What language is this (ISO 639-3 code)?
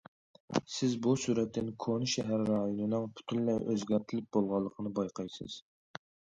uig